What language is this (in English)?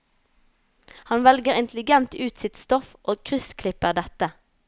Norwegian